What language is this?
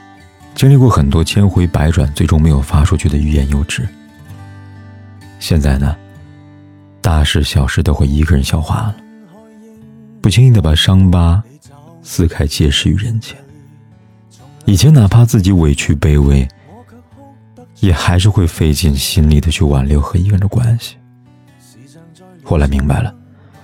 Chinese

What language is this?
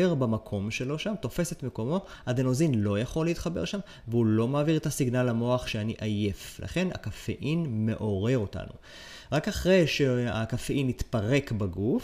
Hebrew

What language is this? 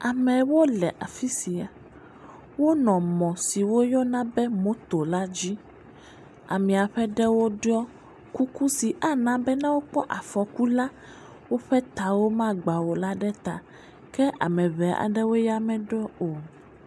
Ewe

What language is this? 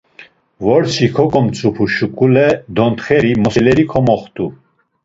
Laz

